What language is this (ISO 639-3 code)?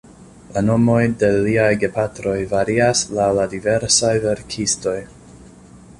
epo